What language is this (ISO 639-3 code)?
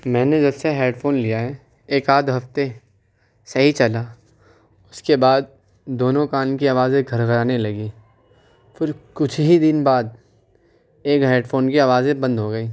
urd